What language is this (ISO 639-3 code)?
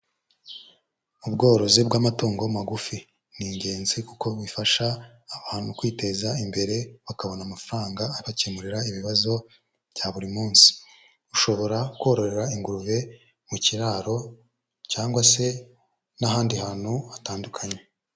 kin